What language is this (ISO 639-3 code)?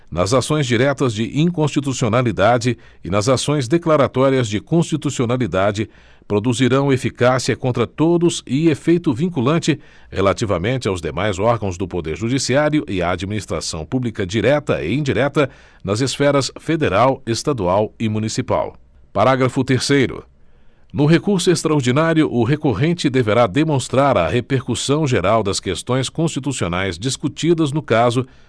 por